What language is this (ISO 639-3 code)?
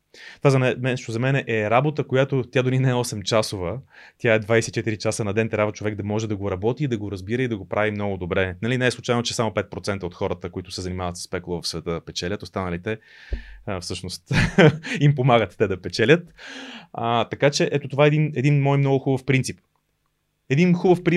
bul